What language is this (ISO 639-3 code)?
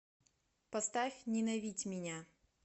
rus